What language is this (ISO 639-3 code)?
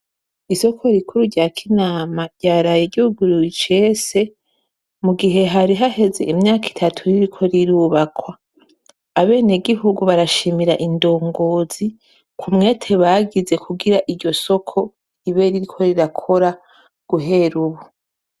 run